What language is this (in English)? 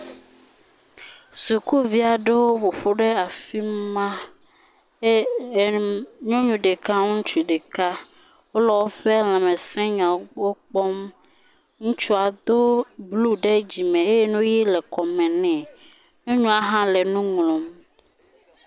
Ewe